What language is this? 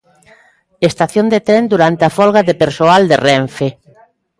Galician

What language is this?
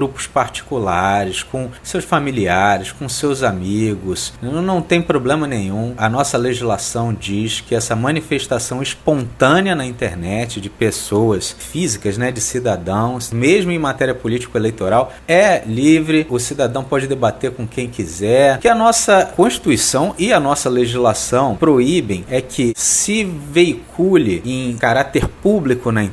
Portuguese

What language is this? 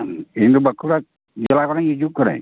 Santali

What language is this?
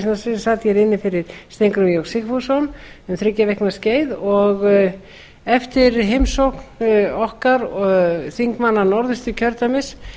Icelandic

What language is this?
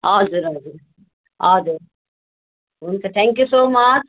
Nepali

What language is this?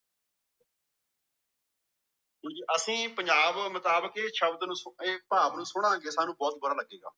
Punjabi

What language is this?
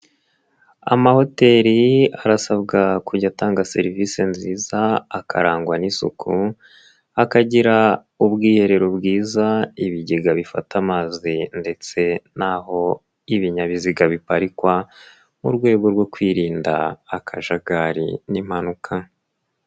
Kinyarwanda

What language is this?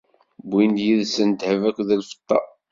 Kabyle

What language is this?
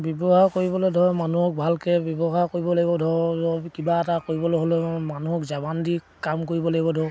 Assamese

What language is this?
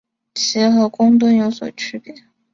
Chinese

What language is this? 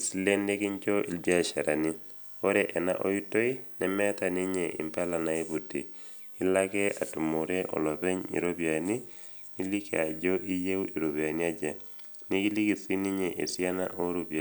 Masai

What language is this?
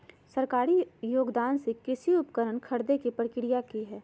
Magahi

